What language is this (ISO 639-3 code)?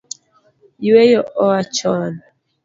luo